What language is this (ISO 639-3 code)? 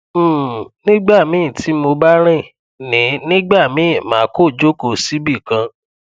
yor